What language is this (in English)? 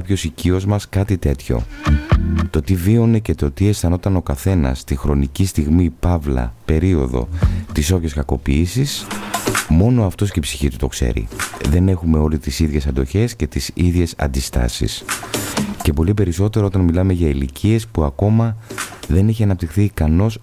Greek